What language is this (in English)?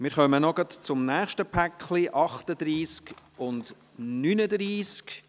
Swiss German